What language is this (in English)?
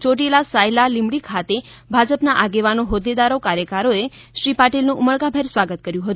Gujarati